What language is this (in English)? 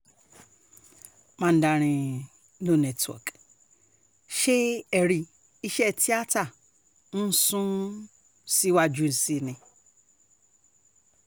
Yoruba